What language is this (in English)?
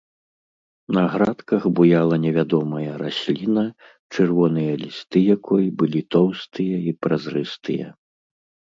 Belarusian